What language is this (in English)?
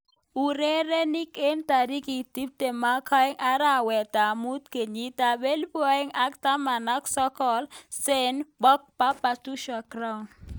Kalenjin